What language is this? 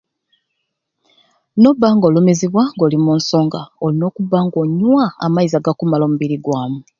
Ruuli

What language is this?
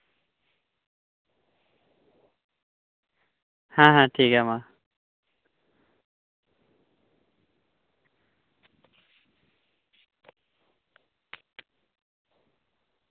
Santali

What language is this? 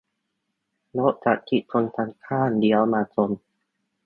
Thai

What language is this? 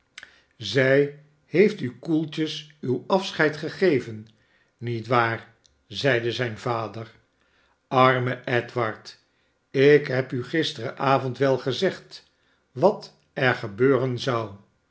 Dutch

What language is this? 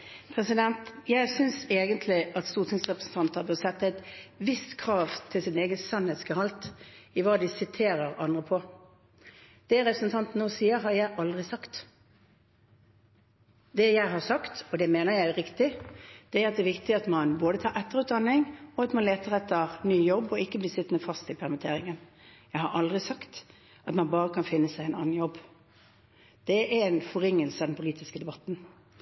Norwegian Bokmål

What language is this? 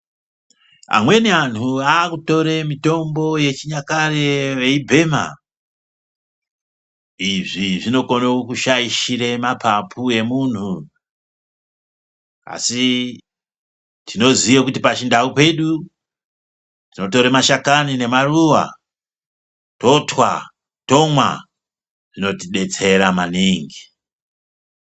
Ndau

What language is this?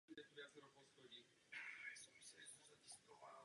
Czech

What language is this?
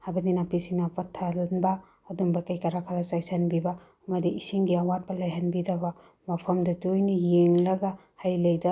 Manipuri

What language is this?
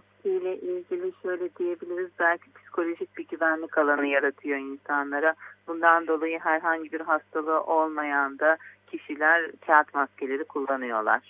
Turkish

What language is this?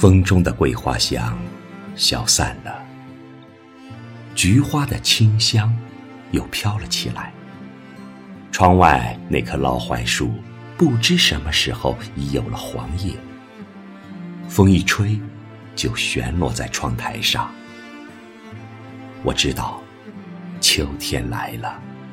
Chinese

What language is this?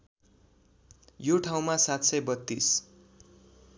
Nepali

